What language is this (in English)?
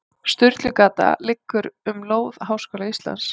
Icelandic